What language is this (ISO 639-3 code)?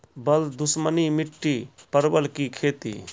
mai